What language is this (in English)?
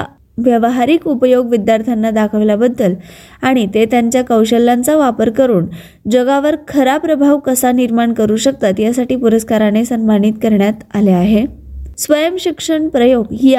Marathi